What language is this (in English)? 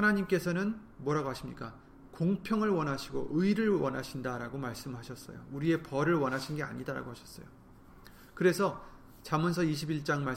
Korean